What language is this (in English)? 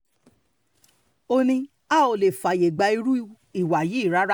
Yoruba